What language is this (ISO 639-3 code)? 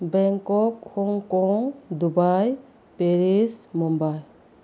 mni